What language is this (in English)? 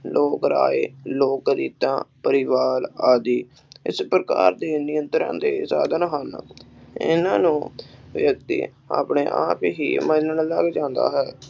Punjabi